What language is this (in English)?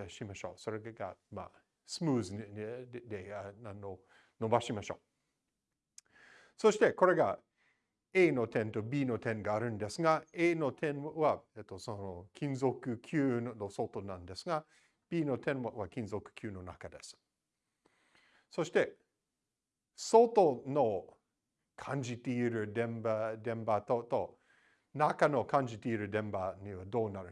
Japanese